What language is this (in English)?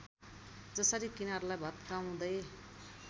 Nepali